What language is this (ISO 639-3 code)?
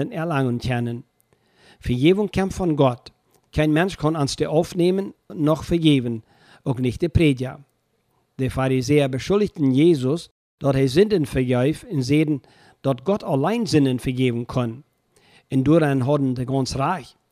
deu